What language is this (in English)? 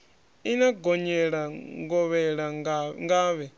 Venda